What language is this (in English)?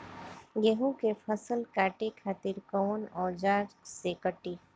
Bhojpuri